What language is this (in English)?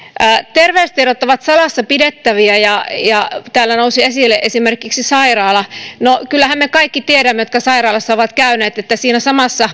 Finnish